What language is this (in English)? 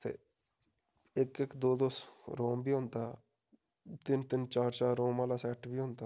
Dogri